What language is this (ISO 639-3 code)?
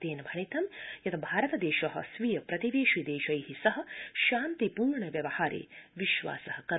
san